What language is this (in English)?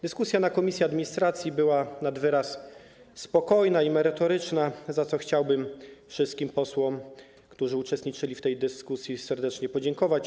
Polish